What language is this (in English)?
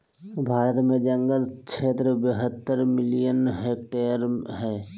Magahi